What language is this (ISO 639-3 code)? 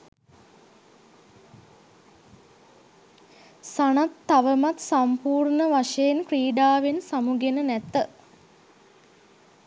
sin